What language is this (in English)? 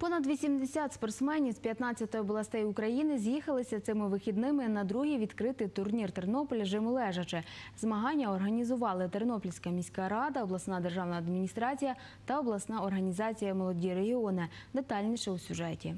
Ukrainian